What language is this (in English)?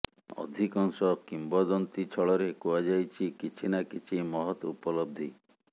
Odia